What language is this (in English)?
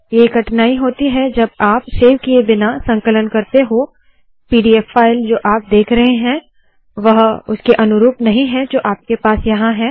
Hindi